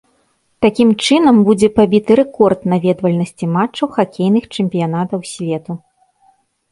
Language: Belarusian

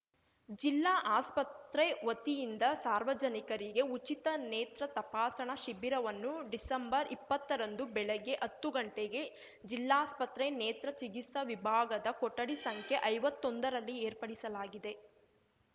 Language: Kannada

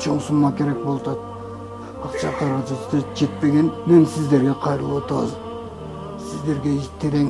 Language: Turkish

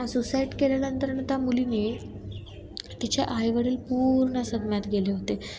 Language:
Marathi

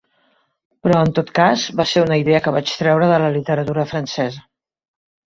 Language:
Catalan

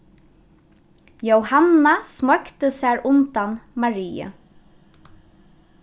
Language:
Faroese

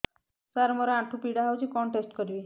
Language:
Odia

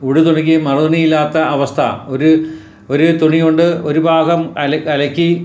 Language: Malayalam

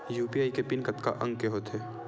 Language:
Chhattisgarhi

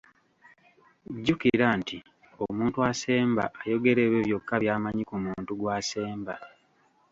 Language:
Ganda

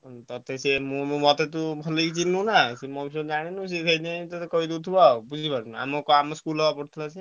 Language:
Odia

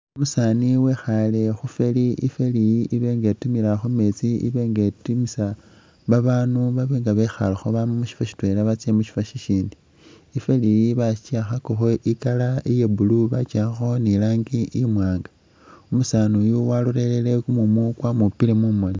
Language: Masaaba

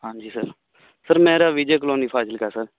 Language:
Punjabi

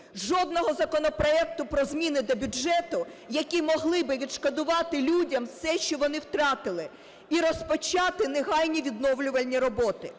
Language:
Ukrainian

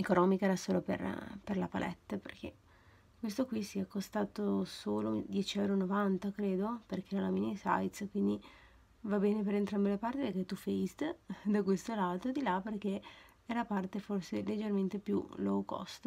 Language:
Italian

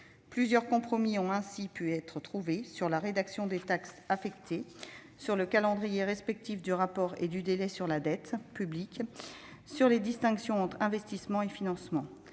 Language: French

